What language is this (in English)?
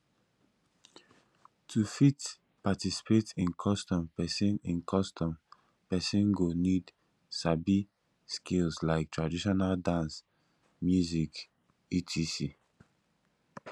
Nigerian Pidgin